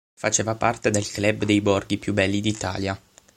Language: Italian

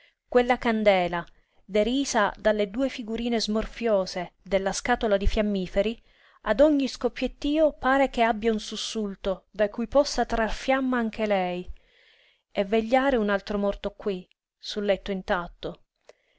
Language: Italian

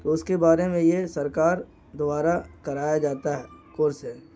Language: Urdu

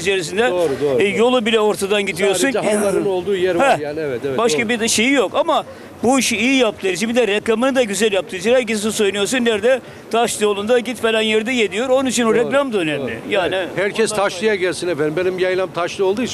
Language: Turkish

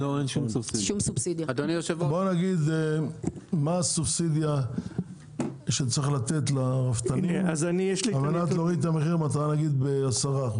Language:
Hebrew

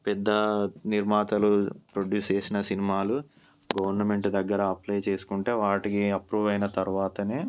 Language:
Telugu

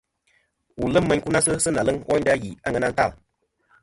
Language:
Kom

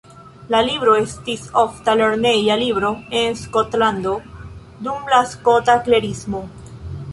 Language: Esperanto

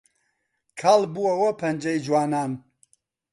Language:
Central Kurdish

